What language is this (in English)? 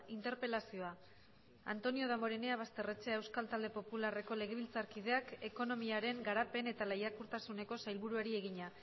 Basque